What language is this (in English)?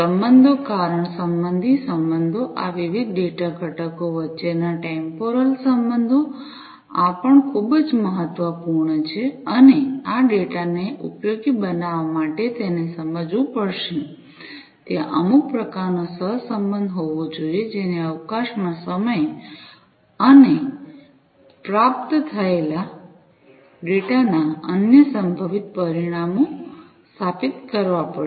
Gujarati